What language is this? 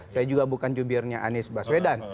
Indonesian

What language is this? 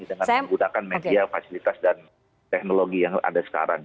Indonesian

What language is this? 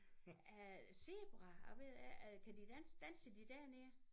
Danish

